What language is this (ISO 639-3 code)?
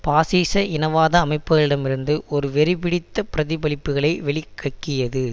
tam